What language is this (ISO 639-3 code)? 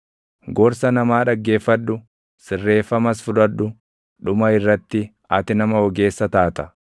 orm